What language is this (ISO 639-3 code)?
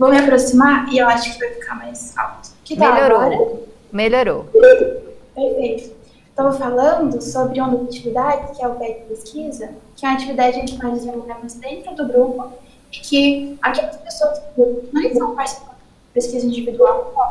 por